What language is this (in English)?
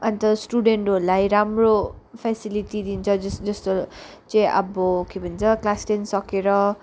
Nepali